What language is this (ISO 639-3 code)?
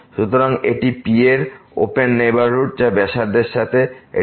ben